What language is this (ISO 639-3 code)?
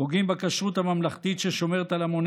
heb